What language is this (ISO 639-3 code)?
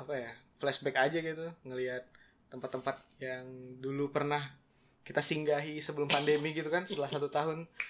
ind